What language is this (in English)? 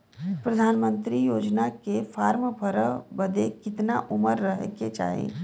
Bhojpuri